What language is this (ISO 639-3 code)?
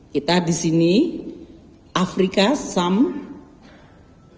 ind